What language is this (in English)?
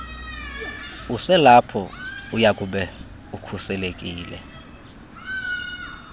Xhosa